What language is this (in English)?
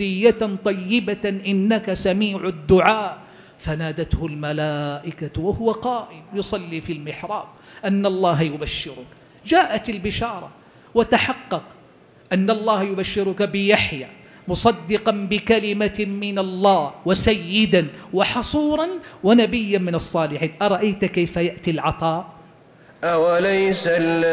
Arabic